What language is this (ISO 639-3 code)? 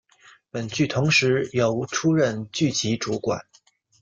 zho